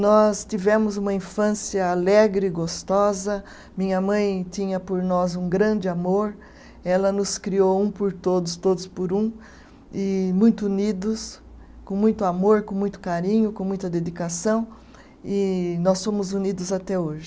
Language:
Portuguese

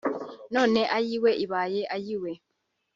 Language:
Kinyarwanda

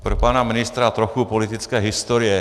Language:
Czech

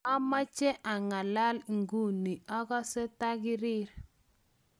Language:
Kalenjin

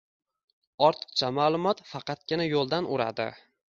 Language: Uzbek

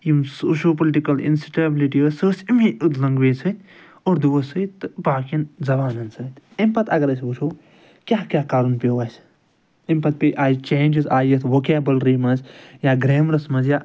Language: Kashmiri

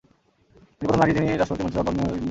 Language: Bangla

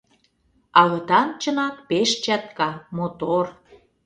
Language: Mari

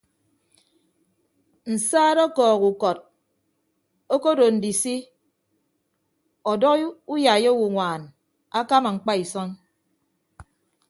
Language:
Ibibio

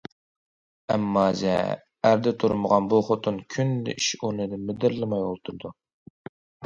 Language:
Uyghur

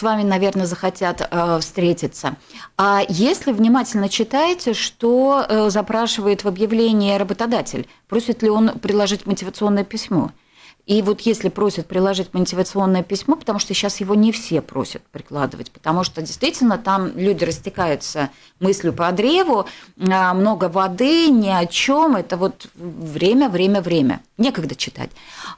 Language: Russian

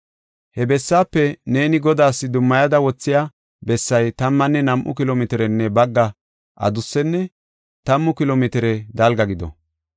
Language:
Gofa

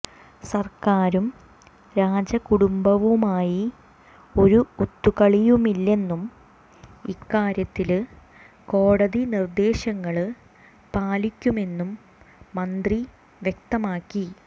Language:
Malayalam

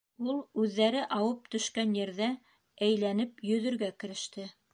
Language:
Bashkir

